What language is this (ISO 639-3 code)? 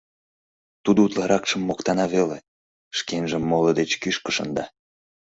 chm